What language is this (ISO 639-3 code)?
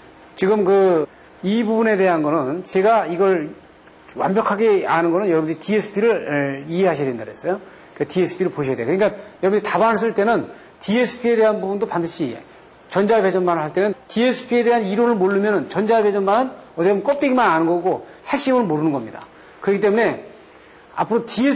kor